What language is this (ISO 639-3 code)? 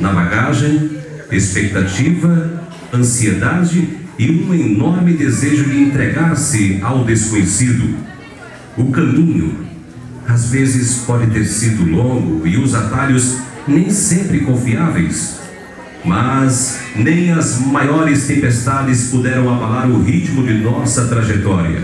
por